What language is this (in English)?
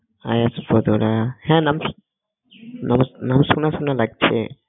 Bangla